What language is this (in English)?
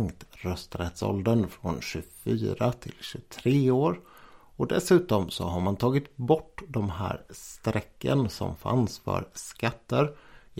Swedish